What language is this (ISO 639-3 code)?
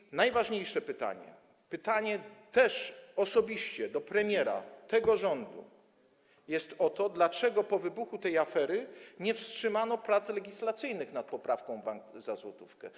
pol